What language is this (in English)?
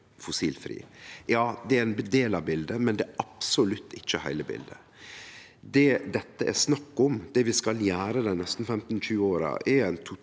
Norwegian